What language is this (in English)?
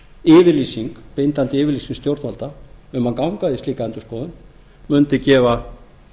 Icelandic